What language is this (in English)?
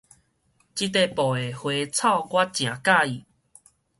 Min Nan Chinese